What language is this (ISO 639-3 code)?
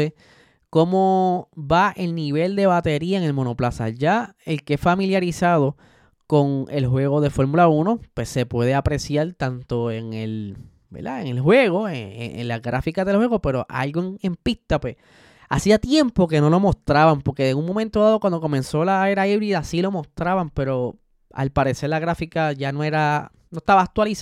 spa